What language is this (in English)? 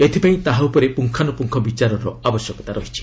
Odia